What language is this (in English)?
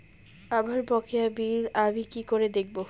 Bangla